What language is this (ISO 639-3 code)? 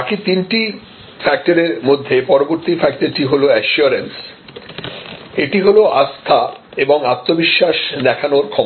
ben